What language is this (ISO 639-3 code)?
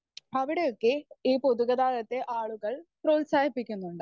mal